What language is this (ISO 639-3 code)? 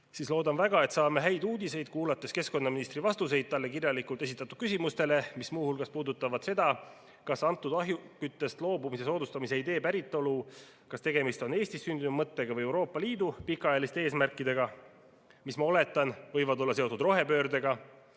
est